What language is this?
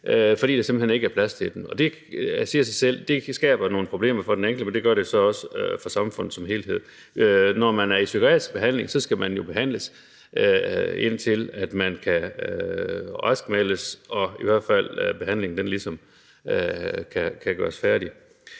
Danish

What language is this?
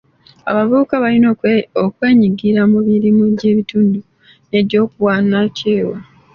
Ganda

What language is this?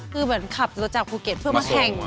Thai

